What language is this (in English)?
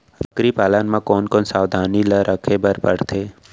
Chhattisgarhi